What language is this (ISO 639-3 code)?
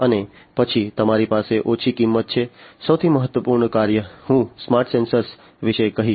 guj